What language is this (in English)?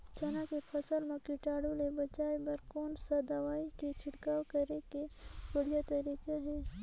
Chhattisgarhi